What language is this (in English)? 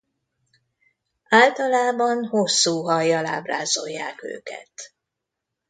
Hungarian